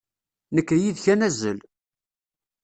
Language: Kabyle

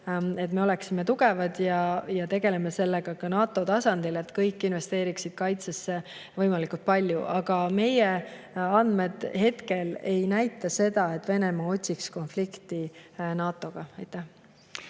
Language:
Estonian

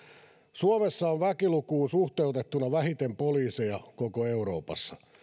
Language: Finnish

